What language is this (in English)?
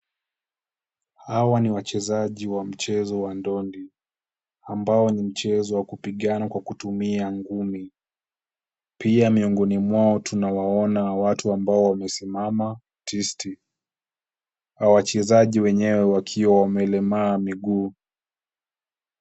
Swahili